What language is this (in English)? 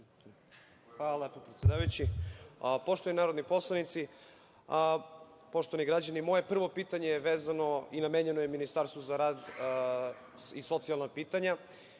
Serbian